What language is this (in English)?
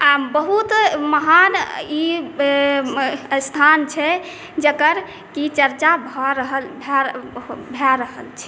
Maithili